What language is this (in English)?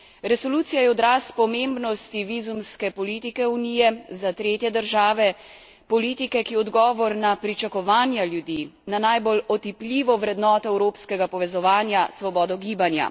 Slovenian